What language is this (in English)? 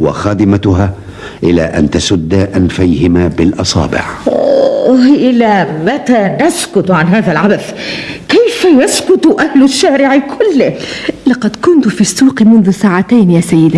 Arabic